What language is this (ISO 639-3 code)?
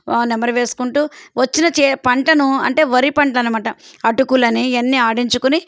tel